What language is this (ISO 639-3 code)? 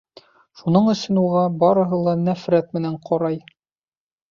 bak